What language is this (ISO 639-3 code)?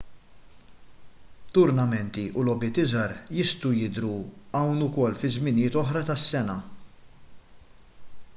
mlt